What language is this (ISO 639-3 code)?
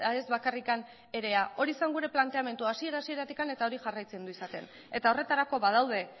eus